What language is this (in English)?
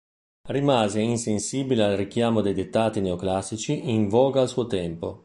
Italian